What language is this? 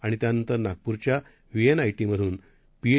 Marathi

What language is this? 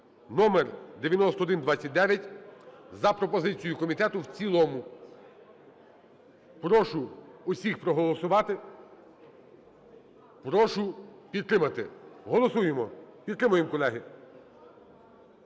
Ukrainian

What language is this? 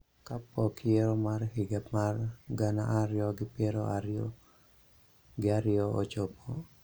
Luo (Kenya and Tanzania)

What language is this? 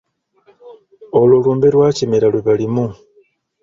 Ganda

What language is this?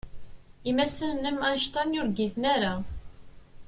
Kabyle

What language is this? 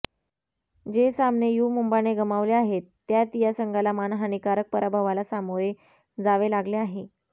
Marathi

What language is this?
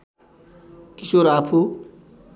Nepali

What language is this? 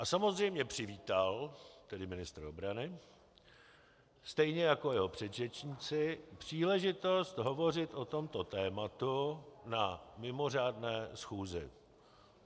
Czech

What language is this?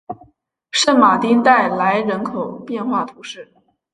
Chinese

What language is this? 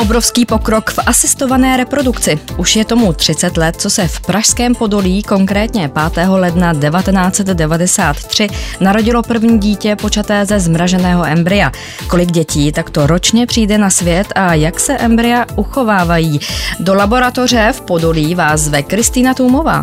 Czech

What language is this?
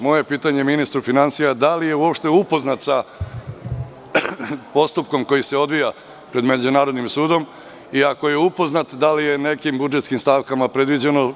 Serbian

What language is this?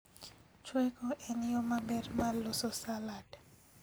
Luo (Kenya and Tanzania)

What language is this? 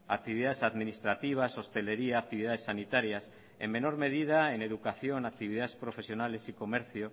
Spanish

